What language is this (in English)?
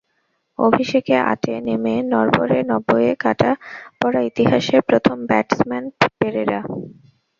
Bangla